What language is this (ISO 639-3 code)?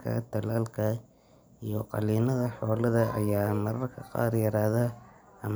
som